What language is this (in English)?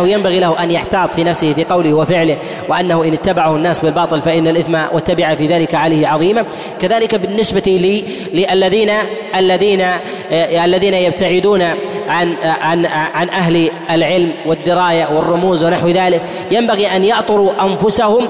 Arabic